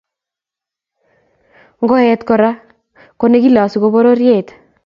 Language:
Kalenjin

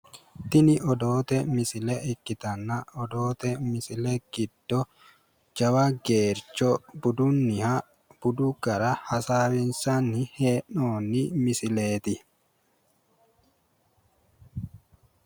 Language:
Sidamo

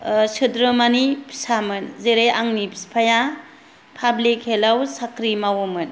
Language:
Bodo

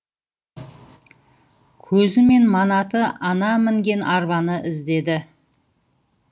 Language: Kazakh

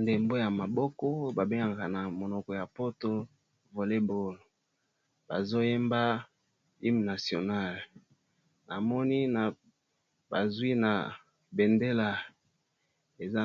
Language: Lingala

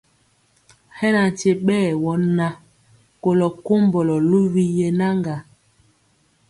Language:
Mpiemo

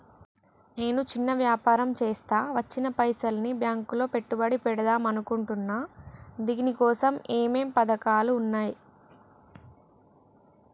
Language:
Telugu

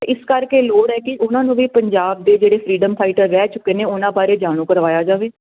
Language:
Punjabi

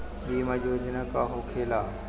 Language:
Bhojpuri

